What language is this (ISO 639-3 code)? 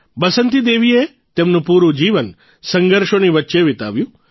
guj